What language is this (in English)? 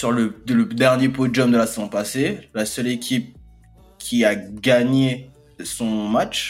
French